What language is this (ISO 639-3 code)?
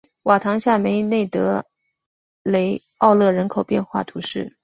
zho